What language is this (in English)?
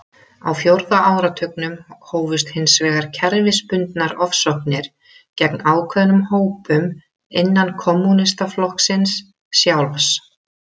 Icelandic